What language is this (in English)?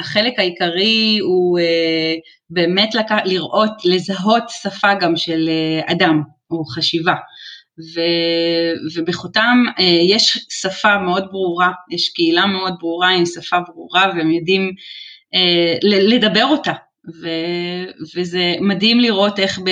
Hebrew